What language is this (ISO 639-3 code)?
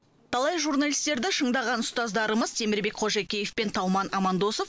kaz